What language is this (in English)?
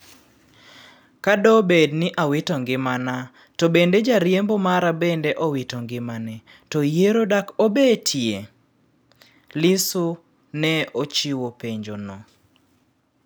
Luo (Kenya and Tanzania)